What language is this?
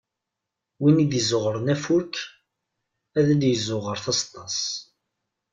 Kabyle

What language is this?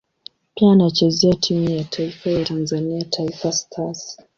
Swahili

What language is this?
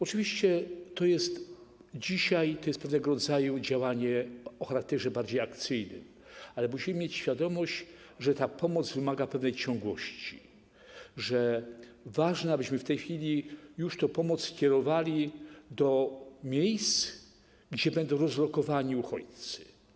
Polish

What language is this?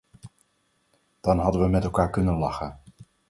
Dutch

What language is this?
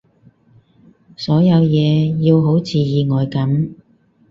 Cantonese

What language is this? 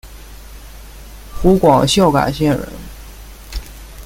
Chinese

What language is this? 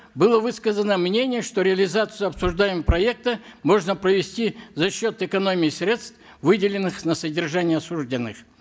Kazakh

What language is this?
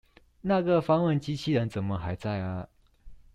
Chinese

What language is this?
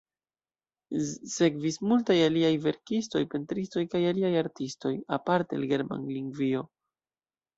Esperanto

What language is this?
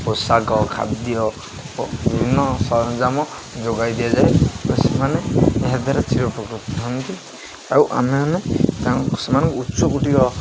Odia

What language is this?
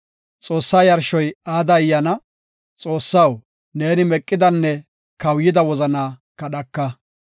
Gofa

